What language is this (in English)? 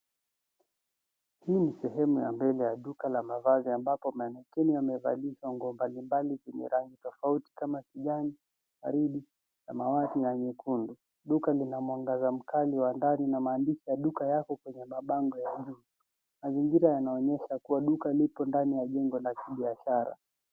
Swahili